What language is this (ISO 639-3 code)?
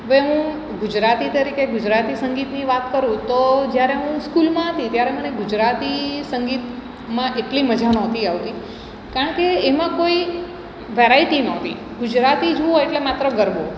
guj